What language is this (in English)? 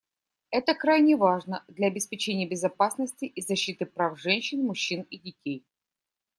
Russian